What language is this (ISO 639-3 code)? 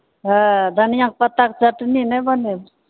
mai